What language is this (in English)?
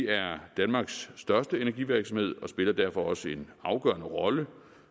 Danish